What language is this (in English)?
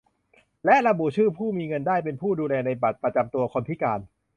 Thai